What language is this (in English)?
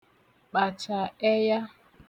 Igbo